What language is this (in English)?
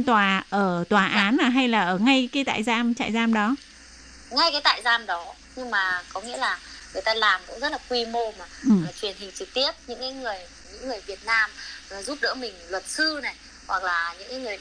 Vietnamese